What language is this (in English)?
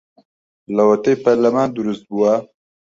Central Kurdish